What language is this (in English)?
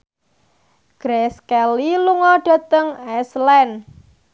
Javanese